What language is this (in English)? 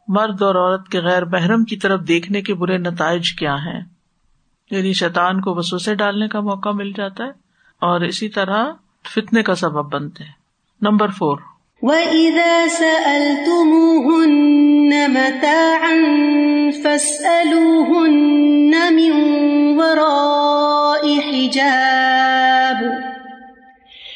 Urdu